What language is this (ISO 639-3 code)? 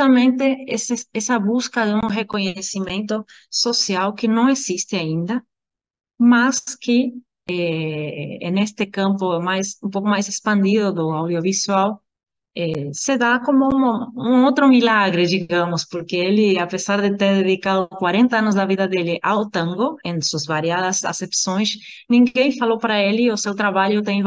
por